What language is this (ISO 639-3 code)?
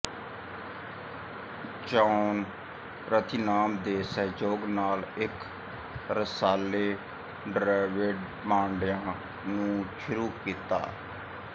pan